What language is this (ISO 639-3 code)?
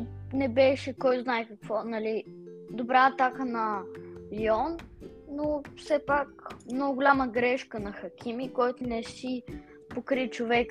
bul